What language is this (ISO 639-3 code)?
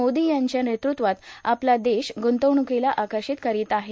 mar